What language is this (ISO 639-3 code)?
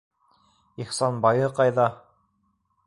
bak